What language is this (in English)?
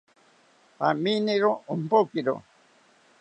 South Ucayali Ashéninka